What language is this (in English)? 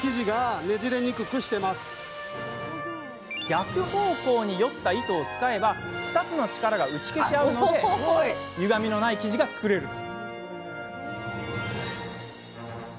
Japanese